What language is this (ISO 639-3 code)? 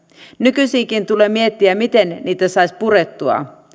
fin